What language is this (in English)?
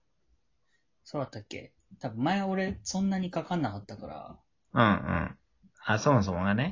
Japanese